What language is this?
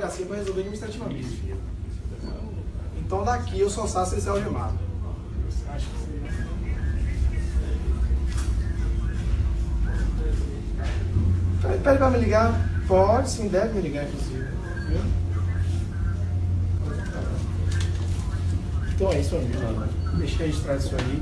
Portuguese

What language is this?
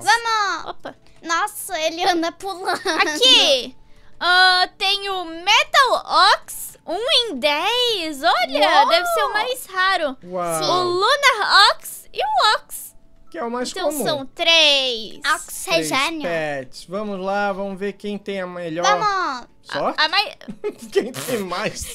Portuguese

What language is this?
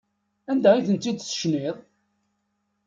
Kabyle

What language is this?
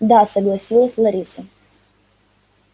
Russian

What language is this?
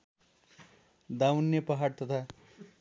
Nepali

